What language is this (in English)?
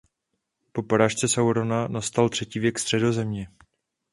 Czech